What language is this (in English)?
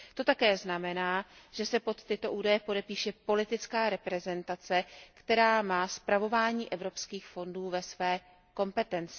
Czech